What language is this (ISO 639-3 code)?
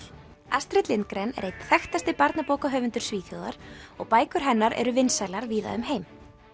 isl